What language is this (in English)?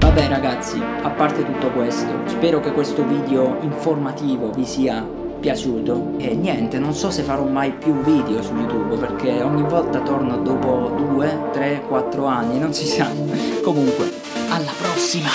Italian